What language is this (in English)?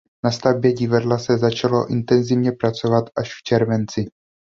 Czech